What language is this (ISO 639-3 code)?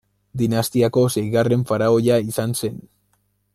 eus